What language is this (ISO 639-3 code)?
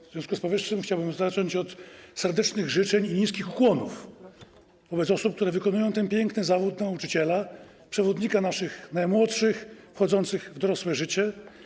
pol